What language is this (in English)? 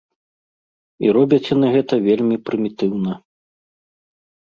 Belarusian